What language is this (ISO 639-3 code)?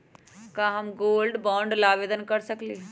mag